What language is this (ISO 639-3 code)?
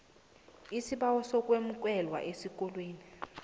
nbl